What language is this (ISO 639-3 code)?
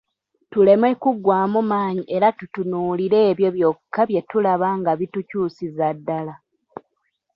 lug